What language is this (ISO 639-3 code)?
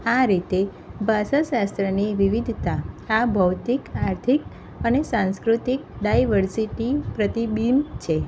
guj